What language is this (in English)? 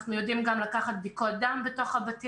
Hebrew